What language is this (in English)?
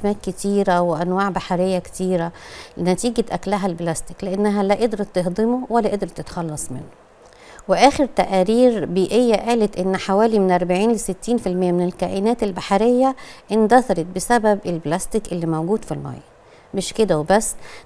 Arabic